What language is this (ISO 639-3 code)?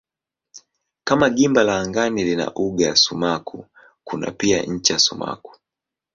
swa